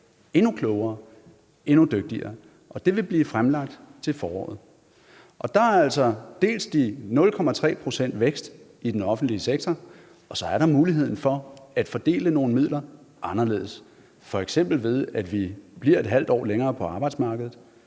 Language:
Danish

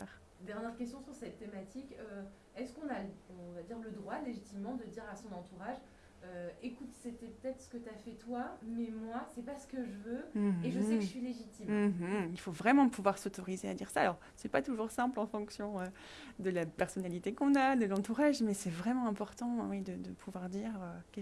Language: French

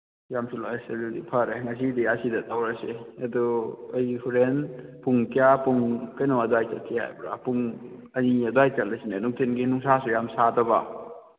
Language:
Manipuri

